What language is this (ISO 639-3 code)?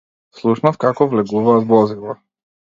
mkd